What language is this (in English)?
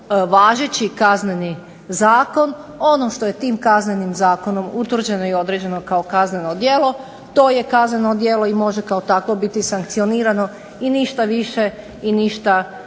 Croatian